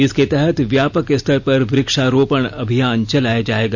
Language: Hindi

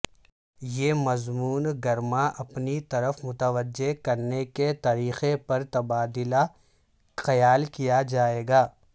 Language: Urdu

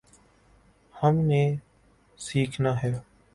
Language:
Urdu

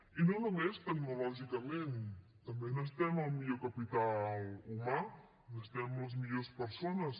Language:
Catalan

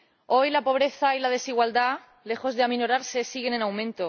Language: Spanish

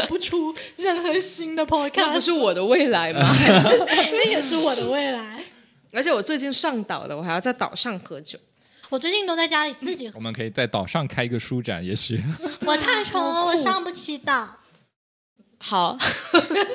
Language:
Chinese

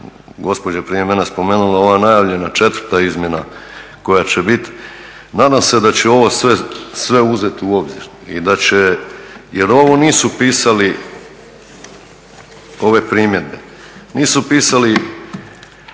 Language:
Croatian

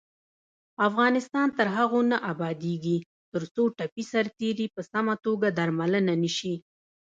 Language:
Pashto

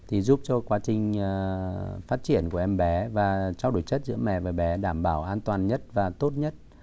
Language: Vietnamese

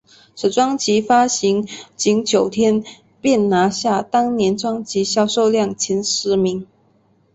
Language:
Chinese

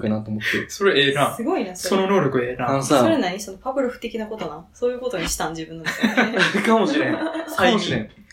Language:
Japanese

